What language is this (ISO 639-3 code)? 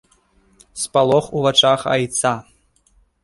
bel